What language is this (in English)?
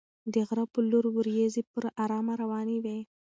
Pashto